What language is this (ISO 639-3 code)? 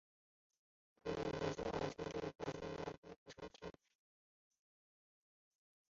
zho